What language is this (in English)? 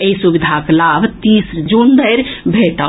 Maithili